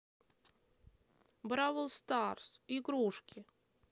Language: Russian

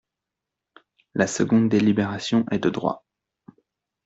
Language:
French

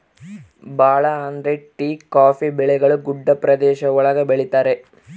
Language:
Kannada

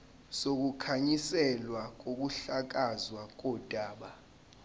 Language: Zulu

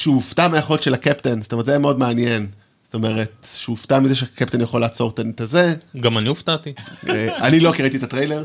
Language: Hebrew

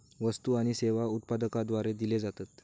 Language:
Marathi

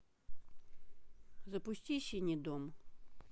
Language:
Russian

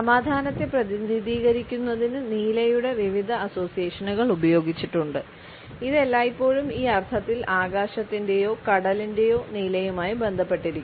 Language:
Malayalam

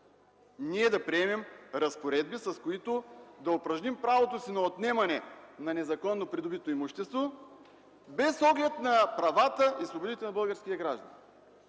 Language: Bulgarian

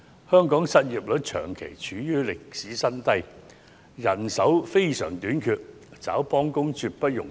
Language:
Cantonese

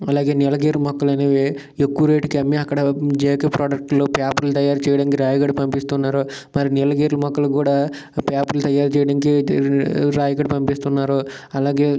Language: Telugu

